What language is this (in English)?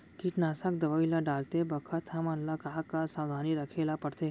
Chhattisgarhi